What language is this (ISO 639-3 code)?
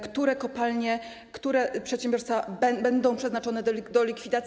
pol